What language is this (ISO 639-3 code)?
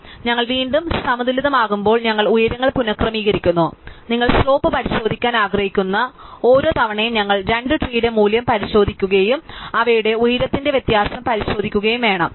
mal